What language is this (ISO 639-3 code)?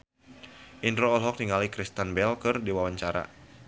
sun